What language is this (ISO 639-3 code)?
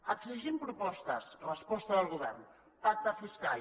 cat